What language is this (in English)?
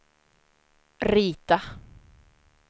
Swedish